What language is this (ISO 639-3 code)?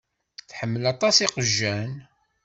kab